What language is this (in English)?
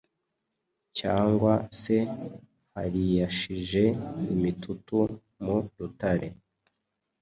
Kinyarwanda